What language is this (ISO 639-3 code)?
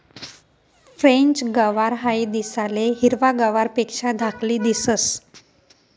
mar